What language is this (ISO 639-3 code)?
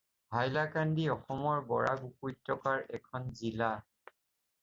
asm